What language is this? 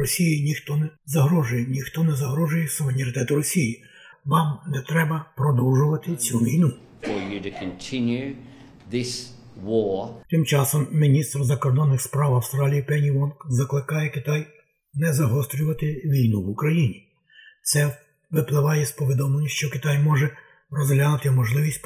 Ukrainian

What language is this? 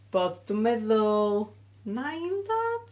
Welsh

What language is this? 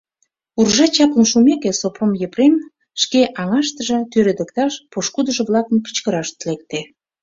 Mari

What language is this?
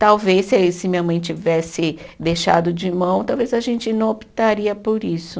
Portuguese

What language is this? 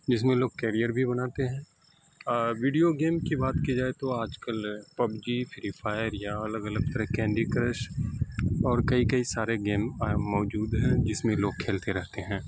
Urdu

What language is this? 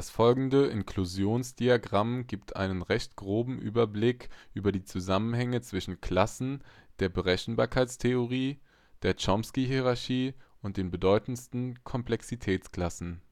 German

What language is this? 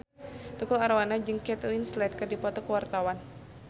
Sundanese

